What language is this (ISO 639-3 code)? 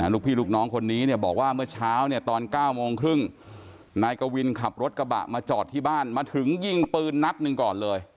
tha